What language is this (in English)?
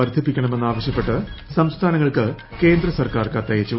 Malayalam